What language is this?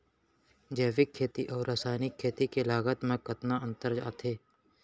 Chhattisgarhi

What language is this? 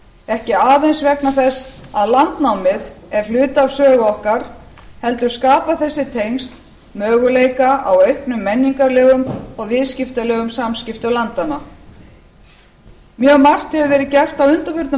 Icelandic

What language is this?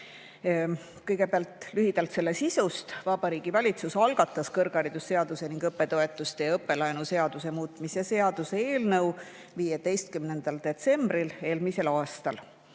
Estonian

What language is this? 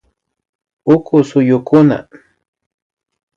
Imbabura Highland Quichua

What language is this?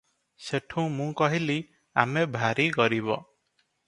Odia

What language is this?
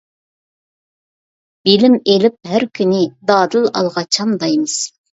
Uyghur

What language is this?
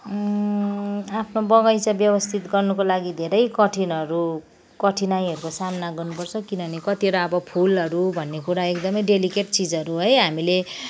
Nepali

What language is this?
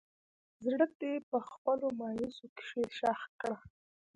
Pashto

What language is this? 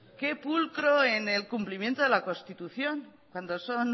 Spanish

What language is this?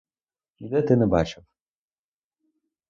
Ukrainian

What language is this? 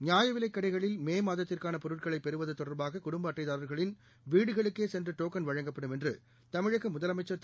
Tamil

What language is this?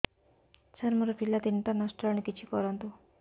Odia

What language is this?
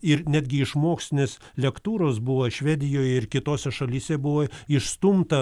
Lithuanian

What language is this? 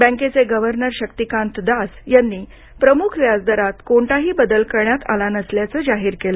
Marathi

